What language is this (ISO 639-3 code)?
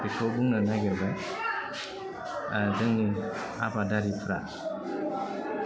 brx